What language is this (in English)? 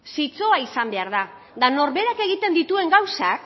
Basque